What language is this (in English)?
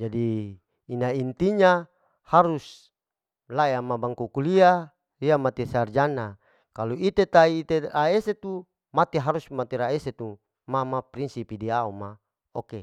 Larike-Wakasihu